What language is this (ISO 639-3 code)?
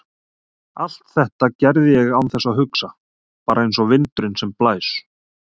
isl